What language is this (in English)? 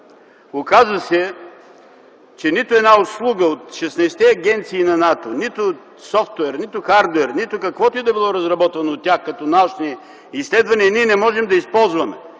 Bulgarian